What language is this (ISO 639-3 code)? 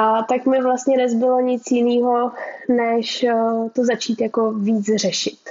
ces